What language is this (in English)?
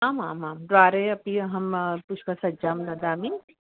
Sanskrit